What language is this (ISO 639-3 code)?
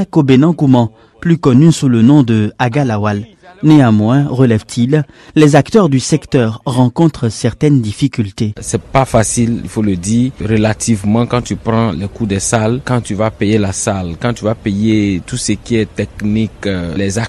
fra